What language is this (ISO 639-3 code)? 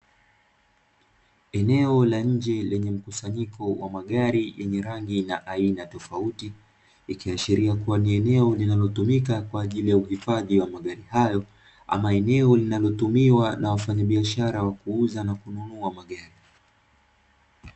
swa